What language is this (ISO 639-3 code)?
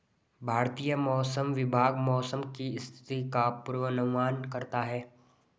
hin